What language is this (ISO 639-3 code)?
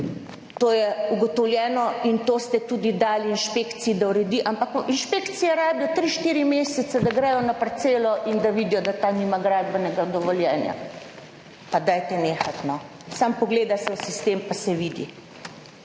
slv